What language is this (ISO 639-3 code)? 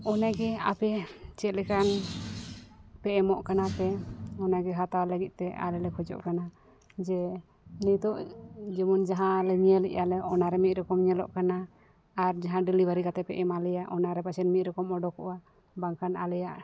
sat